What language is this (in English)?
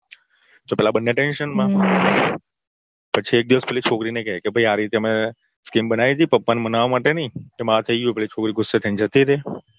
Gujarati